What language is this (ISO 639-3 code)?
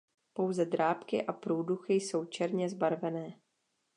ces